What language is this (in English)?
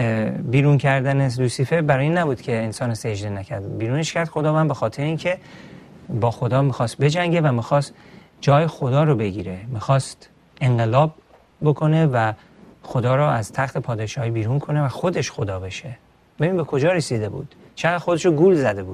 Persian